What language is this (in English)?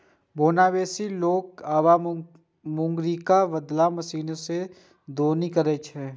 Maithili